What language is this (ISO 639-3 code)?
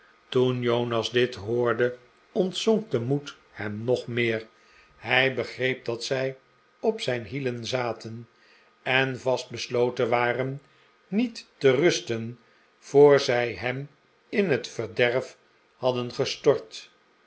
nld